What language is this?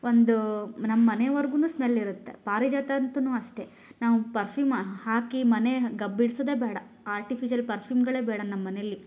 Kannada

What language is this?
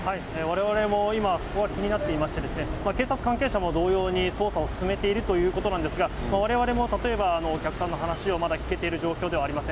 Japanese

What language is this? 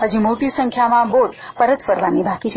Gujarati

